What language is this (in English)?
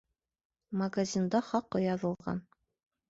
Bashkir